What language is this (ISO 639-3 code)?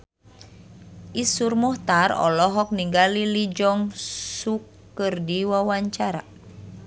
sun